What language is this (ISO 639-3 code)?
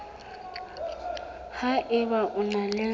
sot